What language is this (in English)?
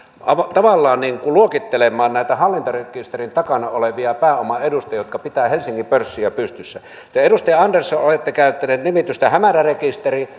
Finnish